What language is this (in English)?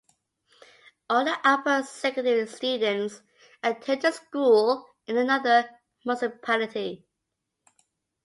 English